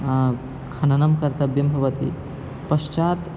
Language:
Sanskrit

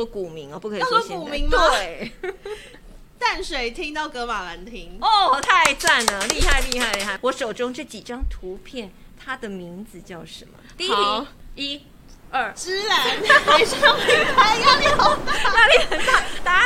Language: Chinese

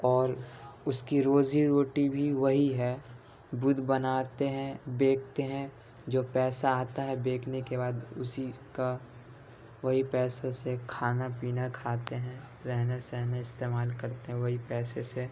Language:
Urdu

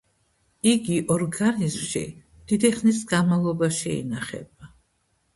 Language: Georgian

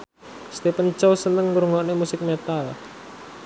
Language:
Javanese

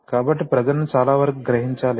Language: Telugu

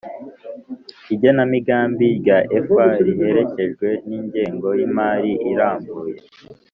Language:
Kinyarwanda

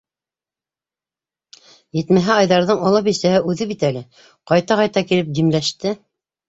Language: Bashkir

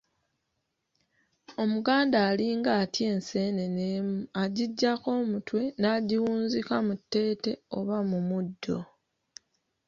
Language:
Ganda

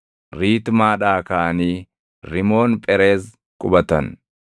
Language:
Oromo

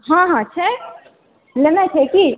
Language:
Maithili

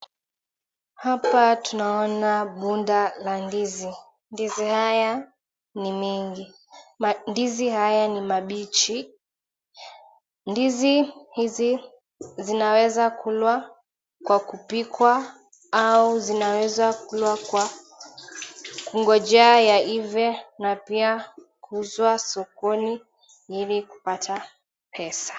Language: Swahili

